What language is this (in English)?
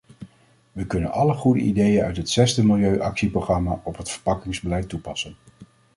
Dutch